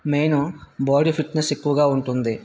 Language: Telugu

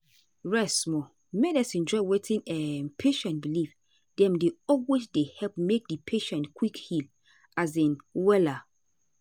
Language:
Nigerian Pidgin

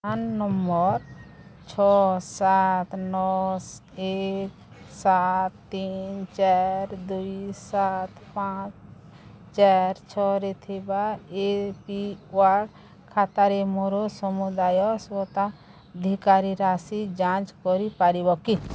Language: Odia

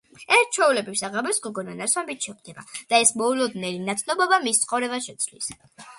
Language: Georgian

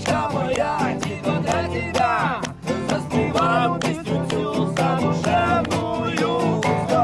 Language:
Russian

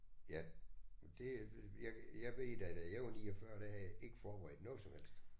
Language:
Danish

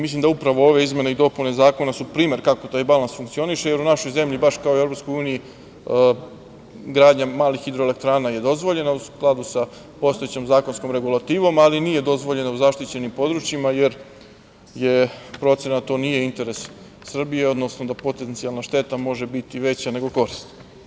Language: Serbian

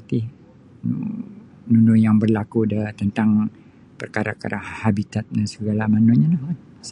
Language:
Sabah Bisaya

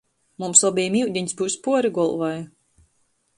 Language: Latgalian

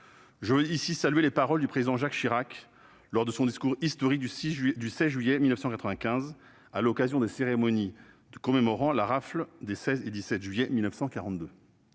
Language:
French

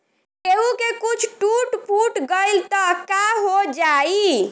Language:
Bhojpuri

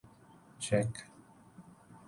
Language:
Urdu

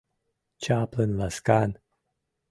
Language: Mari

